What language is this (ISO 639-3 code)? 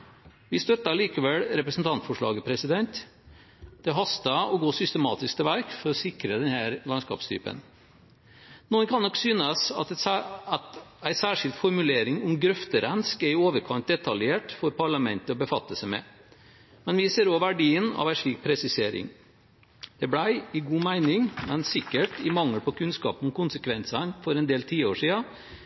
nob